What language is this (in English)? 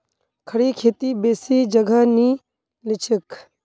Magahi